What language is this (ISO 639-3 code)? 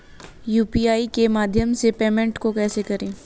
hin